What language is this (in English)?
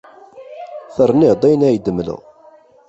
Kabyle